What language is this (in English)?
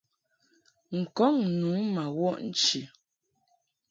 Mungaka